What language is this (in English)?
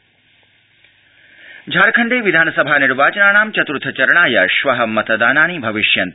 Sanskrit